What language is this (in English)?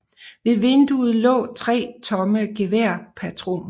Danish